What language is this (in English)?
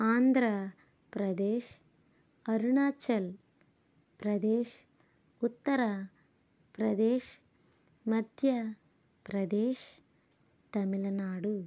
Telugu